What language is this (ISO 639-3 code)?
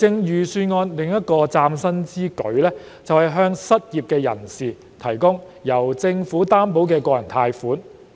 yue